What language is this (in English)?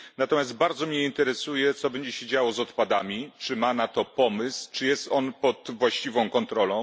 Polish